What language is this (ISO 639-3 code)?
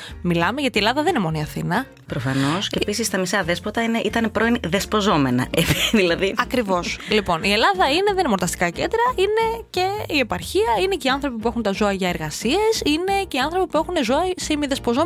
ell